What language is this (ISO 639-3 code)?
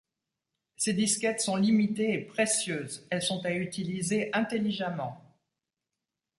fra